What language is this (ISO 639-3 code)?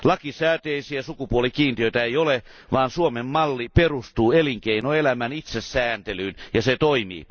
fin